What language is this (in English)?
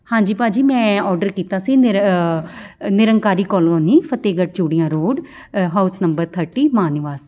Punjabi